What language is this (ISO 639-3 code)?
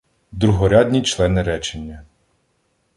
ukr